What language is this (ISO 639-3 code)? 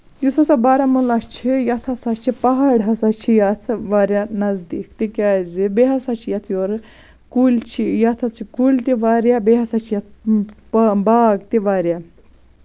kas